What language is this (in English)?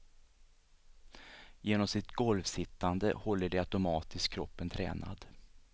Swedish